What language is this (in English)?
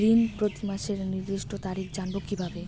Bangla